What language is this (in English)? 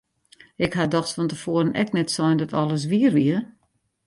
Western Frisian